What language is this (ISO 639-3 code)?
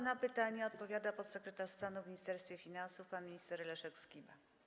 pol